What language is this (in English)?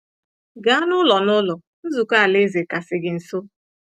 Igbo